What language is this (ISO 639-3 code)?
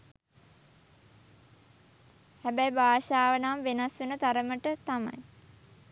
sin